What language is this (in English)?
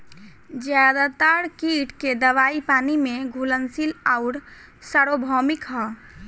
Bhojpuri